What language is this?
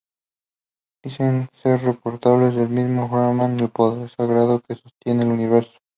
Spanish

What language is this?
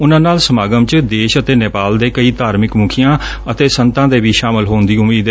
Punjabi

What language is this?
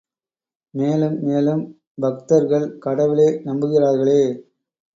Tamil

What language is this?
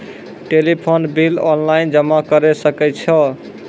Maithili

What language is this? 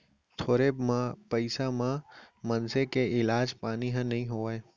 Chhattisgarhi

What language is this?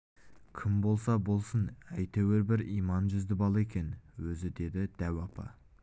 Kazakh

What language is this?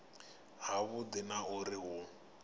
Venda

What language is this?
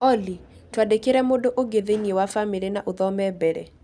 Kikuyu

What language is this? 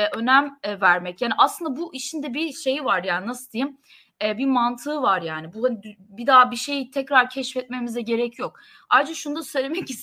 Turkish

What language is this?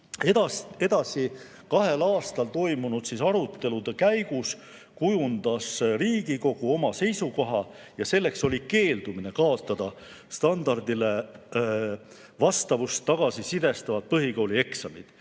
Estonian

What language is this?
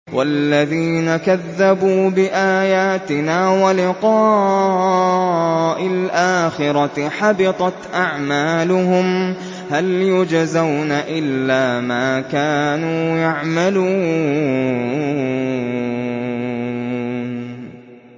Arabic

